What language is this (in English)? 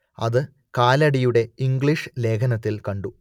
Malayalam